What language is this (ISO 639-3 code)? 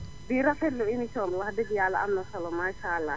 wol